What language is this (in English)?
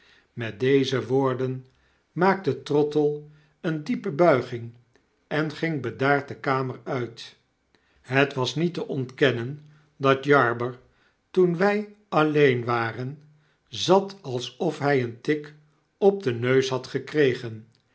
Dutch